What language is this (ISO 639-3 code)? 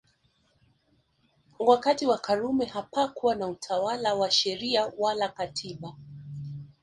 swa